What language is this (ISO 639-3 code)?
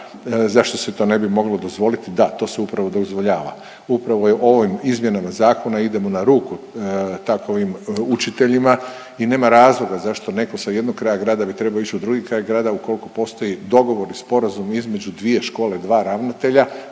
hrv